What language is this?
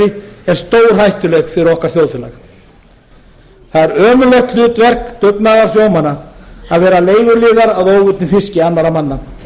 Icelandic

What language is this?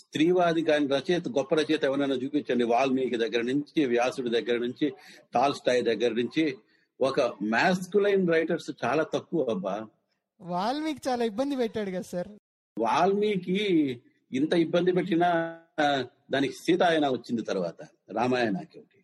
Telugu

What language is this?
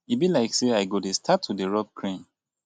Nigerian Pidgin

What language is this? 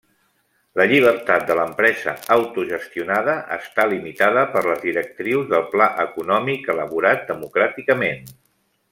Catalan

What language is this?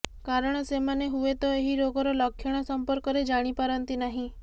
Odia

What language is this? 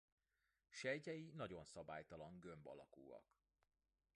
Hungarian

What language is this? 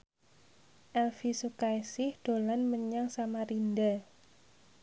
Javanese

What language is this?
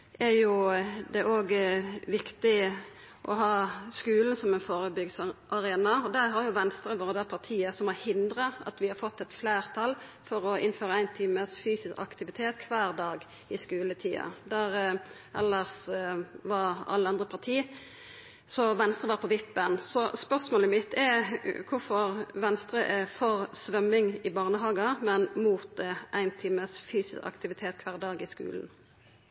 Norwegian Nynorsk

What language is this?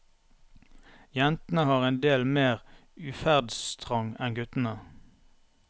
Norwegian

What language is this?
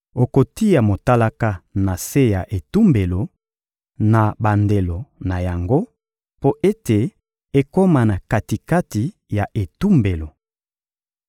Lingala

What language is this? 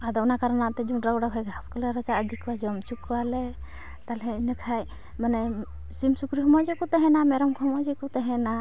Santali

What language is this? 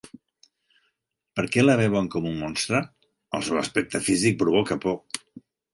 Catalan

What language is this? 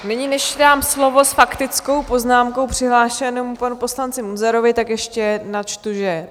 Czech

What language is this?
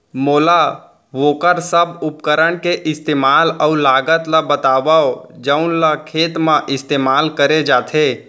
Chhattisgarhi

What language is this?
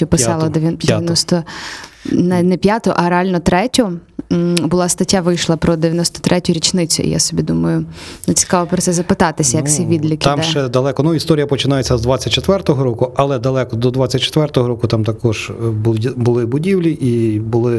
Ukrainian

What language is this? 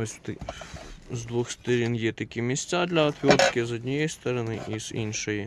Ukrainian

